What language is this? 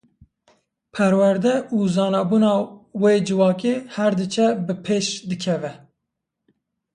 Kurdish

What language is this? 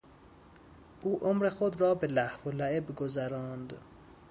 Persian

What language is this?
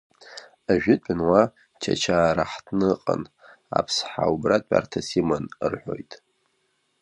Abkhazian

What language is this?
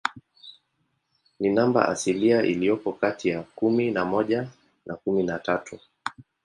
Swahili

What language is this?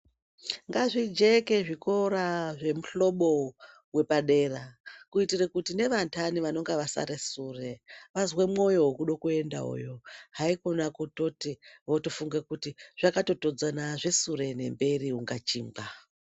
Ndau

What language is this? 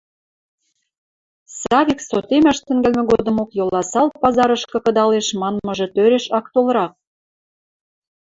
Western Mari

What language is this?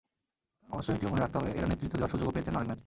Bangla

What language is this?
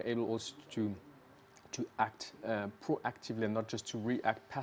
Indonesian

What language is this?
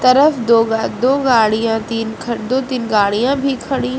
Hindi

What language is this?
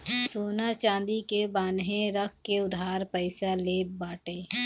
Bhojpuri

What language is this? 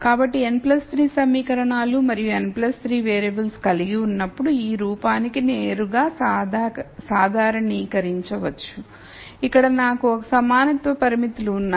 Telugu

